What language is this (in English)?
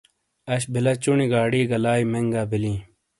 Shina